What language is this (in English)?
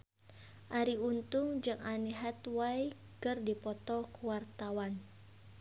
Sundanese